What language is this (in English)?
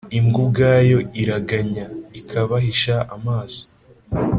Kinyarwanda